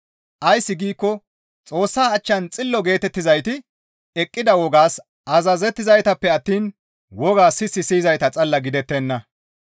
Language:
Gamo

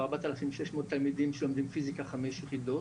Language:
Hebrew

